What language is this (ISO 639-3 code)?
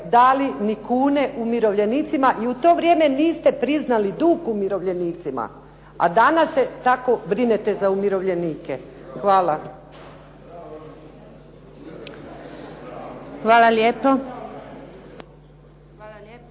hrv